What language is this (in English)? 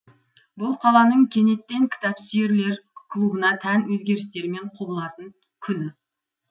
Kazakh